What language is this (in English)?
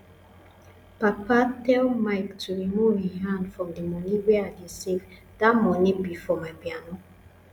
Nigerian Pidgin